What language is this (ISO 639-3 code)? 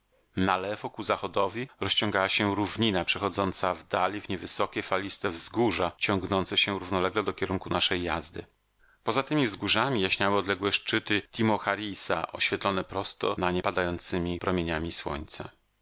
pol